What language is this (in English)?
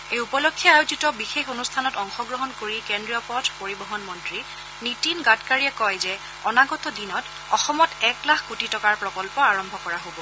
Assamese